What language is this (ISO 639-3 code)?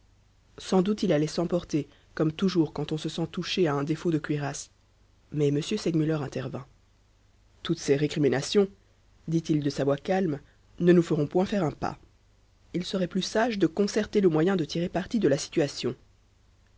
fra